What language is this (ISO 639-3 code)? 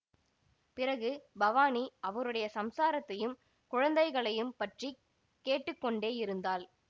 tam